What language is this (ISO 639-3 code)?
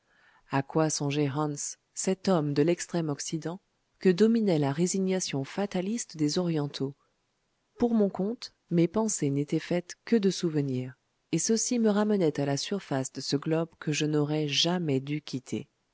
fra